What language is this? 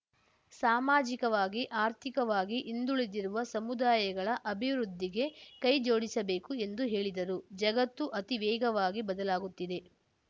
Kannada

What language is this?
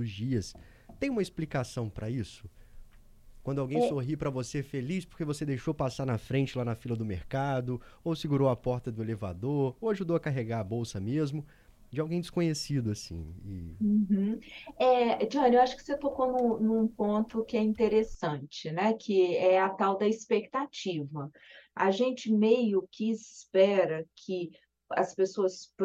Portuguese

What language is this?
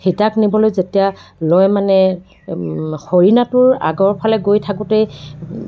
Assamese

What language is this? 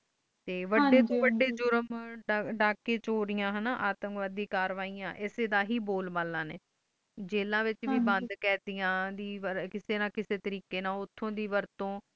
Punjabi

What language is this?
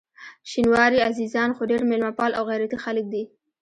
Pashto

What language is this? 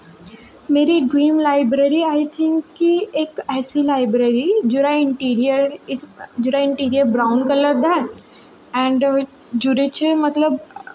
Dogri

